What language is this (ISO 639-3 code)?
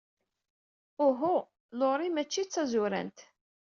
kab